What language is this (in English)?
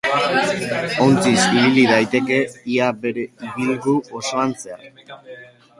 Basque